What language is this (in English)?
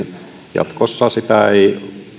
Finnish